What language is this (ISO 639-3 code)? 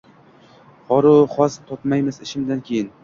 uzb